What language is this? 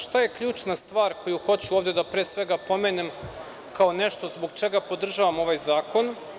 Serbian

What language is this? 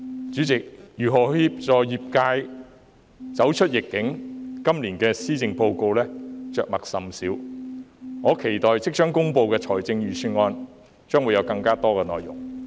Cantonese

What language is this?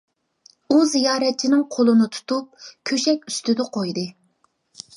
Uyghur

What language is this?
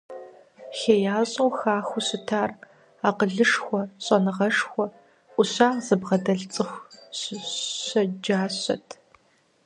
Kabardian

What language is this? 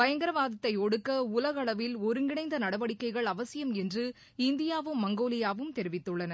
Tamil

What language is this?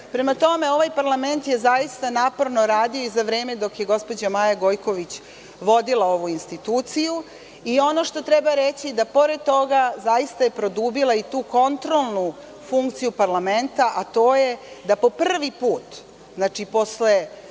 Serbian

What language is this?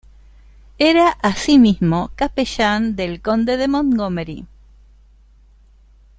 Spanish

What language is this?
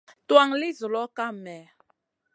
Masana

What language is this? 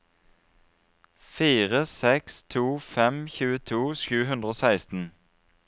Norwegian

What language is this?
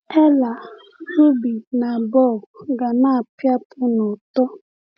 Igbo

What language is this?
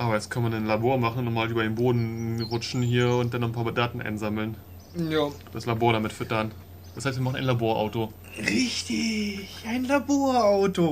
German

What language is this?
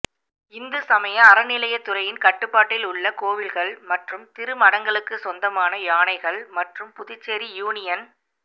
Tamil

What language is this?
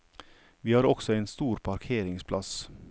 Norwegian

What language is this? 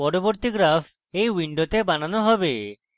Bangla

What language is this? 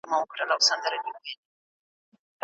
Pashto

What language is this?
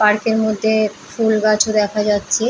Bangla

